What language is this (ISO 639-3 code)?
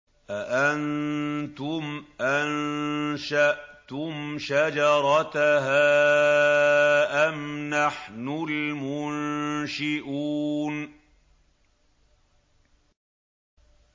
ara